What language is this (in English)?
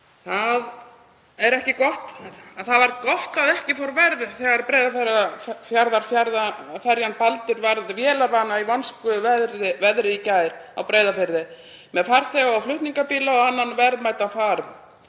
Icelandic